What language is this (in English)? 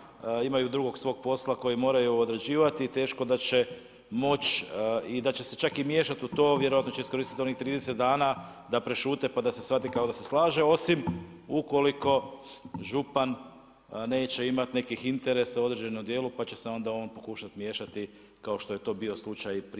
Croatian